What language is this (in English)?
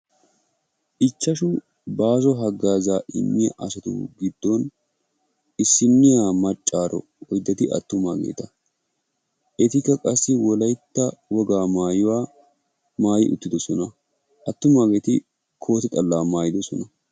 Wolaytta